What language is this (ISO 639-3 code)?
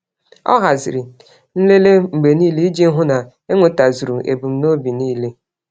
ibo